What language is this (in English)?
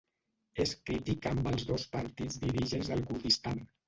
Catalan